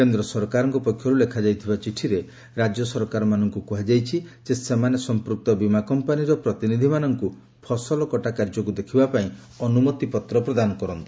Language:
Odia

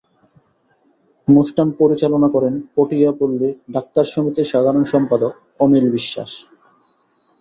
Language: Bangla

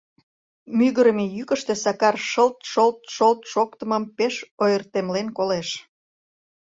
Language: Mari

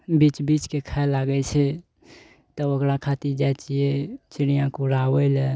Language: Maithili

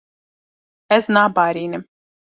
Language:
Kurdish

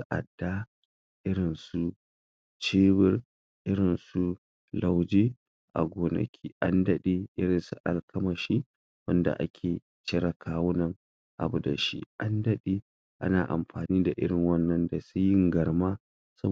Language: Hausa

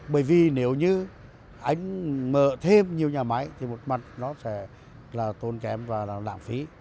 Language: Vietnamese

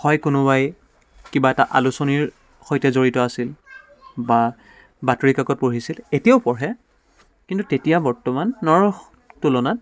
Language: Assamese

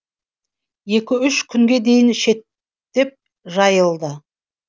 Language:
Kazakh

